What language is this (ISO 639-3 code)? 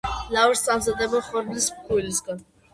kat